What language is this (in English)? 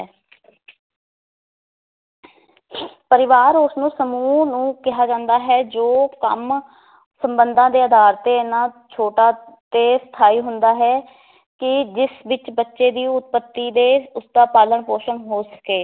Punjabi